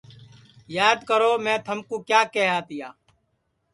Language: Sansi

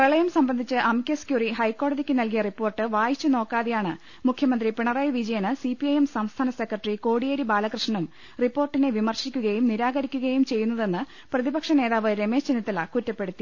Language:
Malayalam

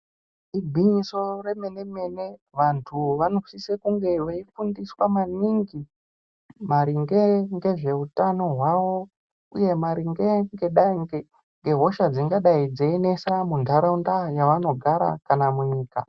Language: Ndau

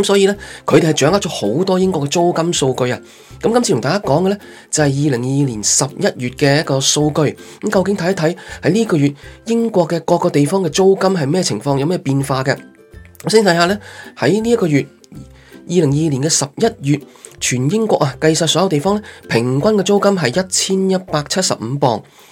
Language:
Chinese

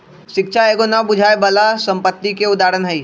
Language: Magahi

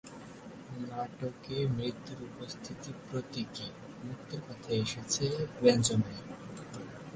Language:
Bangla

